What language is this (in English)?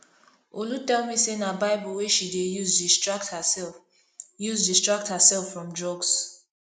Nigerian Pidgin